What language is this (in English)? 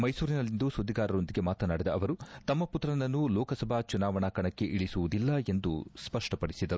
Kannada